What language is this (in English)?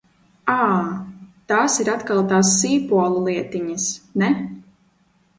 Latvian